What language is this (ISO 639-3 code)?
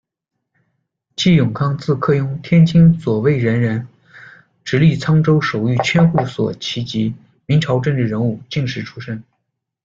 zho